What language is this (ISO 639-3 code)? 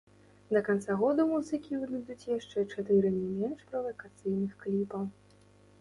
bel